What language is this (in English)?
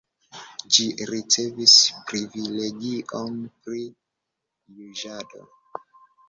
Esperanto